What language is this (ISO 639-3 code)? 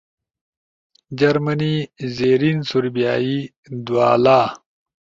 ush